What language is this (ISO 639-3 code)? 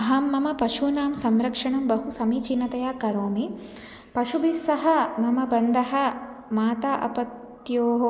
san